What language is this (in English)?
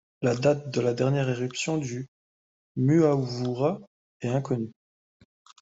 French